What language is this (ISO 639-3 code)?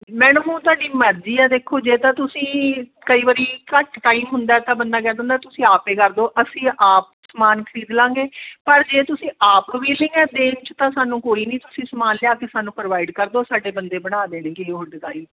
pan